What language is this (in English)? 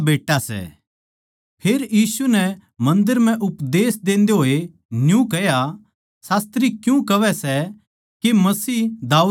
Haryanvi